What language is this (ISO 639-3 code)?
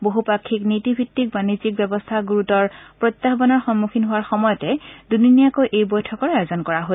asm